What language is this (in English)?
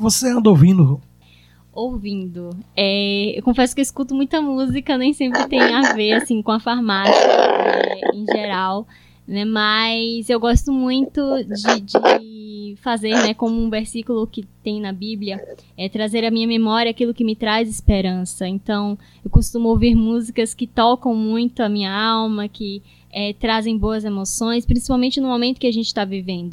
Portuguese